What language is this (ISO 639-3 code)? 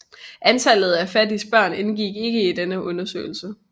dan